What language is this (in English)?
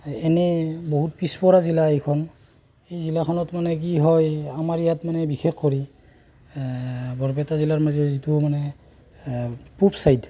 Assamese